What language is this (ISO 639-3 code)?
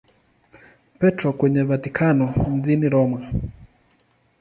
swa